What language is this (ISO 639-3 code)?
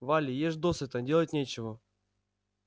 rus